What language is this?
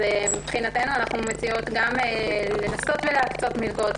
Hebrew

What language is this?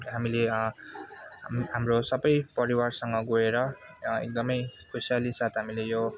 Nepali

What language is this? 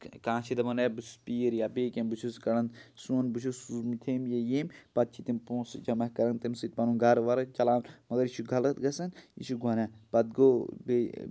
Kashmiri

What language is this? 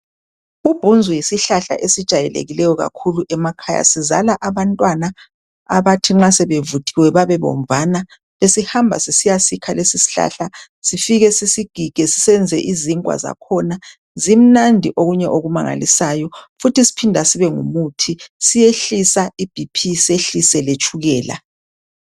North Ndebele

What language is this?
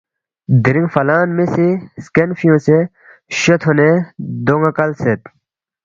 Balti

